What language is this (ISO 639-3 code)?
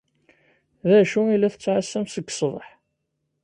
kab